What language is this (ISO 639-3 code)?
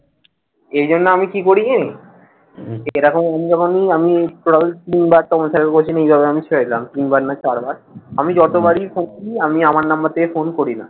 ben